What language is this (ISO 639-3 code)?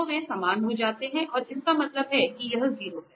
hin